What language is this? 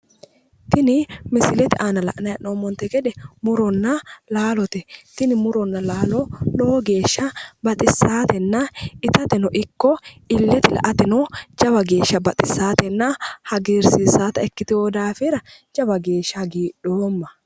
Sidamo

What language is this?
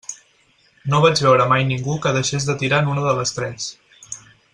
Catalan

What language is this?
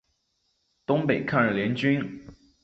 Chinese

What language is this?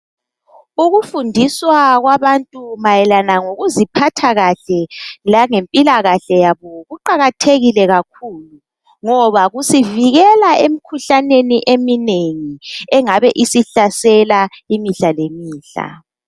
North Ndebele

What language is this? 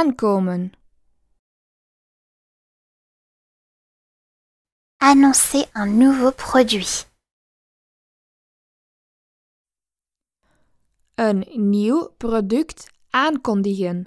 Dutch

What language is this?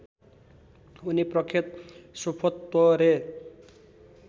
Nepali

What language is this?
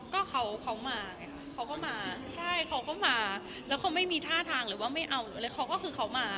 Thai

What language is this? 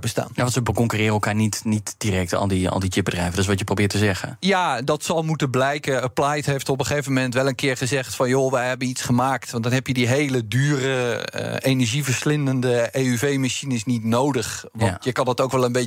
Dutch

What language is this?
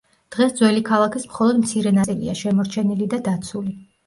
Georgian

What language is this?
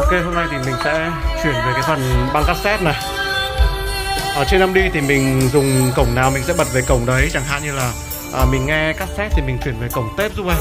Vietnamese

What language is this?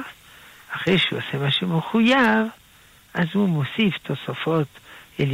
Hebrew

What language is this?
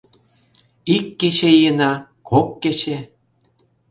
Mari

